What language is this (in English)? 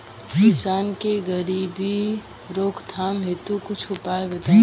Bhojpuri